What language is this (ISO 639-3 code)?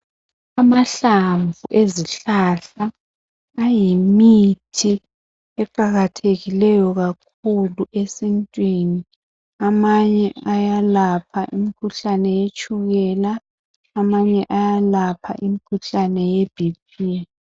nde